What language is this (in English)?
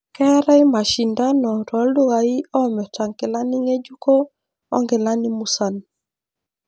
Masai